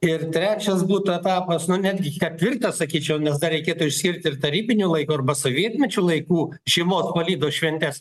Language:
Lithuanian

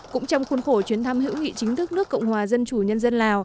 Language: Vietnamese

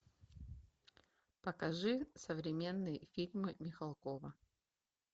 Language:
Russian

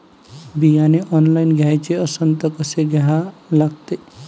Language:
Marathi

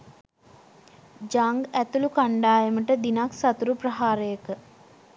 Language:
Sinhala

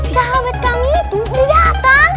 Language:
Indonesian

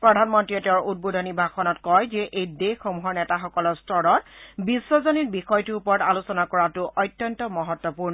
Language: Assamese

